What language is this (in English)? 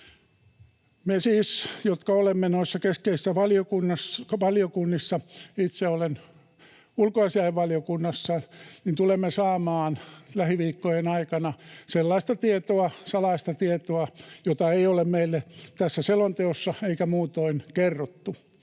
Finnish